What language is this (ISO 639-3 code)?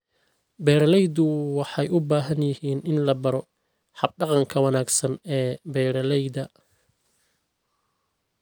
som